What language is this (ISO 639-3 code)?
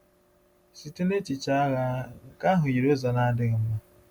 ibo